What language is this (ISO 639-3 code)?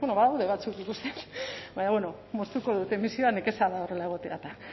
eus